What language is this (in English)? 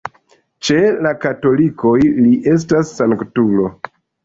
Esperanto